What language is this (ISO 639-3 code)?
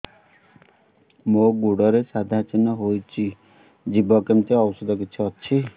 ori